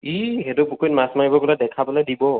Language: Assamese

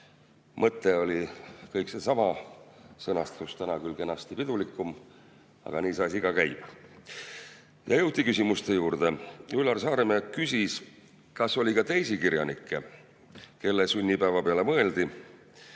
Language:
Estonian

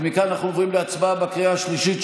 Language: Hebrew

